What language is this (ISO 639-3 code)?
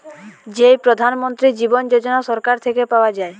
ben